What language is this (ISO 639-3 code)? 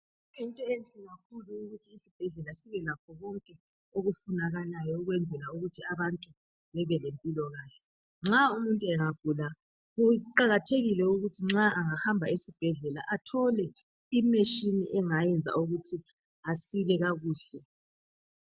nde